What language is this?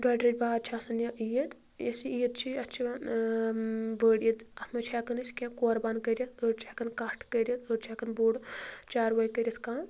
Kashmiri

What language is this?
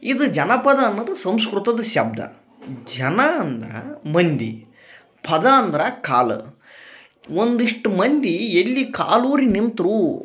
Kannada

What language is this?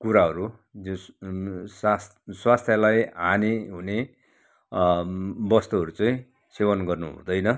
Nepali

